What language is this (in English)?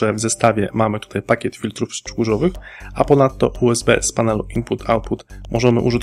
Polish